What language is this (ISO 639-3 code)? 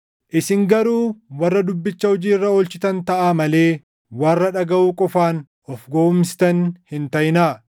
orm